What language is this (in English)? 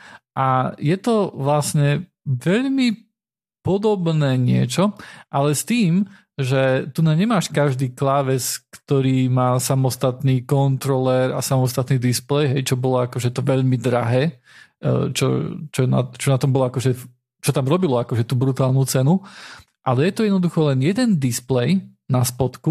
Slovak